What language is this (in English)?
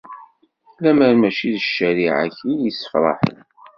Kabyle